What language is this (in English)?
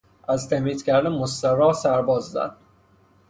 Persian